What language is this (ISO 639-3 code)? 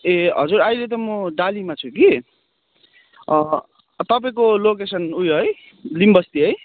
nep